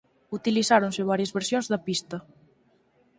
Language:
Galician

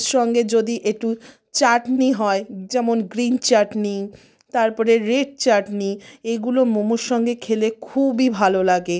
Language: Bangla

